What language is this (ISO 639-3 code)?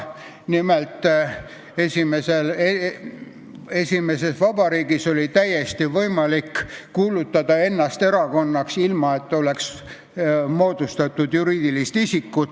est